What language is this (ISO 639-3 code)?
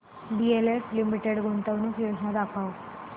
mar